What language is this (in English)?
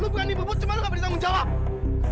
Indonesian